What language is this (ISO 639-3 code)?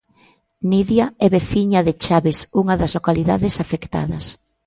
glg